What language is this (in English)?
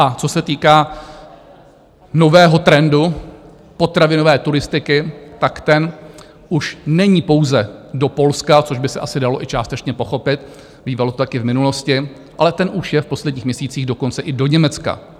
Czech